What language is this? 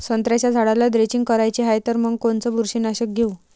Marathi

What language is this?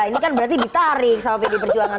Indonesian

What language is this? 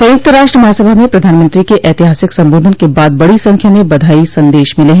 Hindi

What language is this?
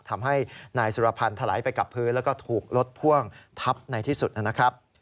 Thai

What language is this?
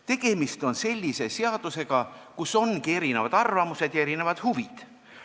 Estonian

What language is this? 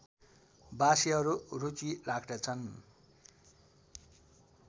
Nepali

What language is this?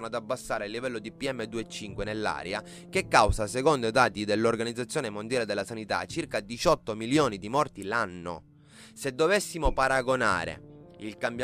Italian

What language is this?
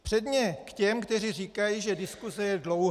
Czech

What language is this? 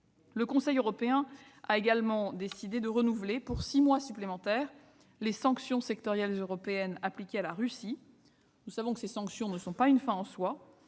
French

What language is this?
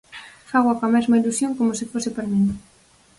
Galician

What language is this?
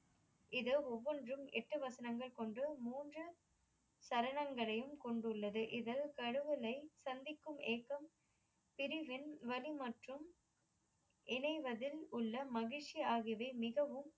Tamil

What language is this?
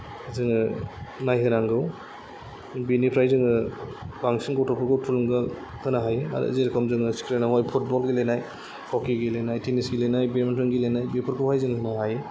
Bodo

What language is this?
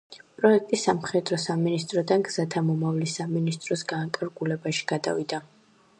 Georgian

